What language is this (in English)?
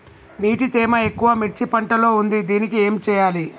Telugu